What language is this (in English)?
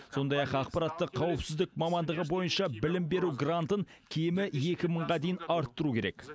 Kazakh